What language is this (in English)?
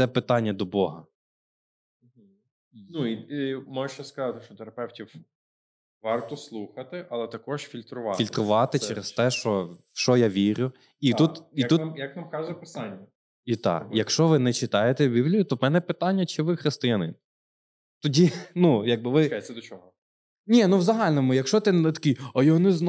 Ukrainian